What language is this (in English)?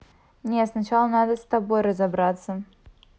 Russian